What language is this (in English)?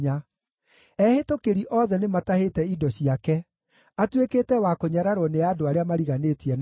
Kikuyu